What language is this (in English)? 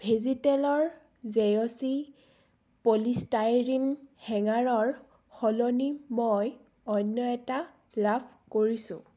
Assamese